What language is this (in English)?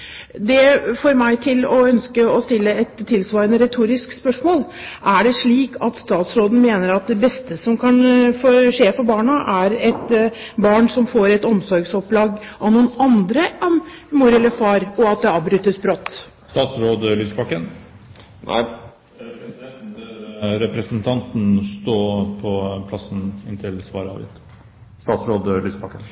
Norwegian Bokmål